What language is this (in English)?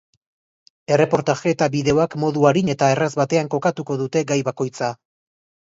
Basque